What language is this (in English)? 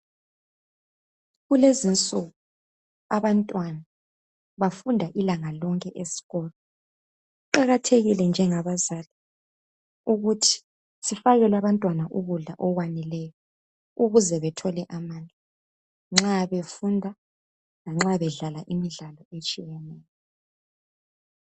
North Ndebele